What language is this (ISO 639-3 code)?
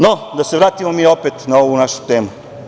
srp